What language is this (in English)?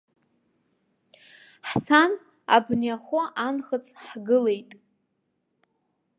Abkhazian